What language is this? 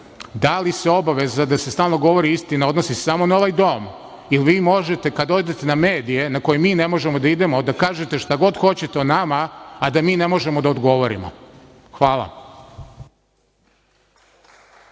Serbian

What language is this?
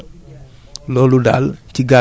Wolof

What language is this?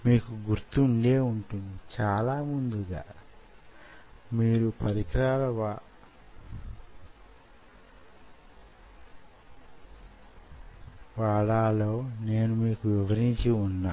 Telugu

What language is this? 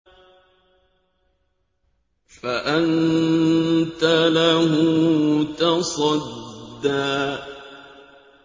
Arabic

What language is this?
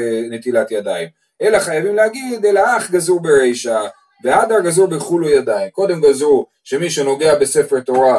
Hebrew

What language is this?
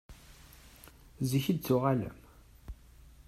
Kabyle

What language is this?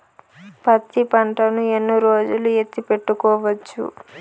Telugu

